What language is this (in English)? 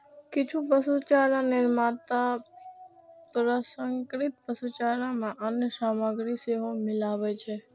Maithili